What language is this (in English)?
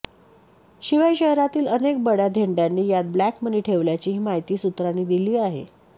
Marathi